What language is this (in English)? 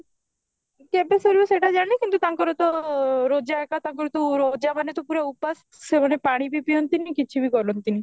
Odia